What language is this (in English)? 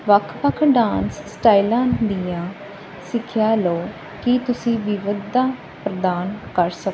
Punjabi